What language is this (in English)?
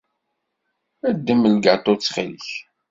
Kabyle